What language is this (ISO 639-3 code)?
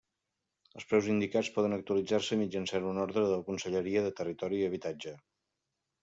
cat